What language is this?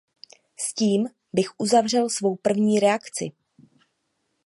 Czech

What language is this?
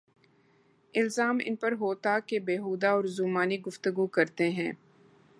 Urdu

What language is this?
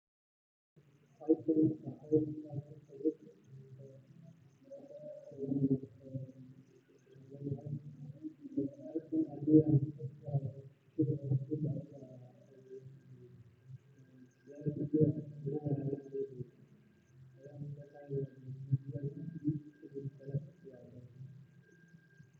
Somali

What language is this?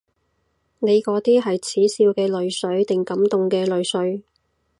Cantonese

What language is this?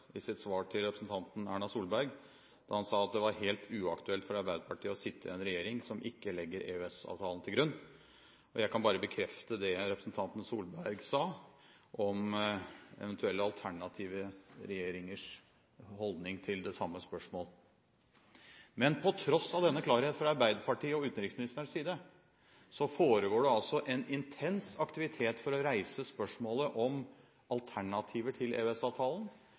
Norwegian Bokmål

